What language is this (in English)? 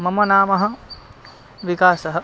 Sanskrit